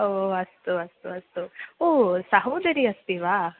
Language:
Sanskrit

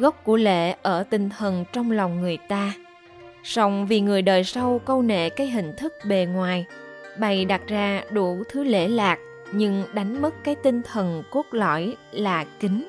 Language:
Vietnamese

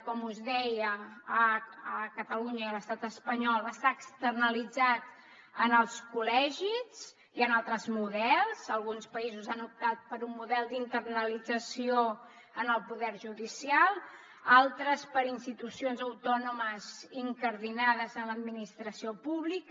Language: Catalan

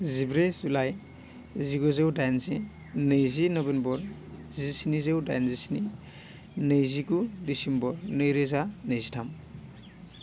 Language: Bodo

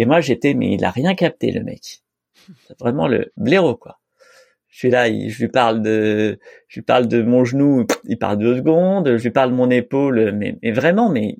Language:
French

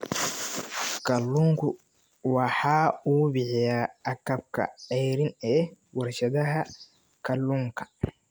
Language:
Somali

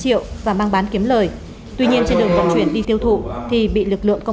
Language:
Vietnamese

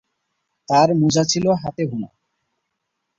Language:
Bangla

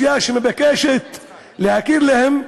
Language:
Hebrew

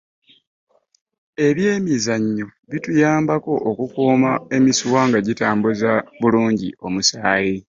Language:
Ganda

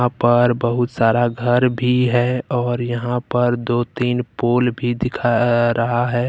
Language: Hindi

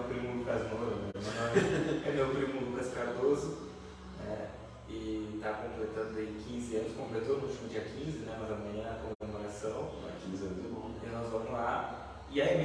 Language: Portuguese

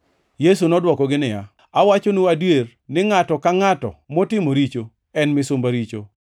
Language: Luo (Kenya and Tanzania)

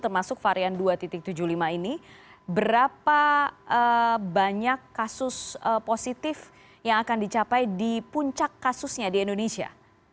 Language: Indonesian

